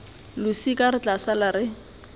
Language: Tswana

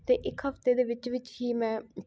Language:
Punjabi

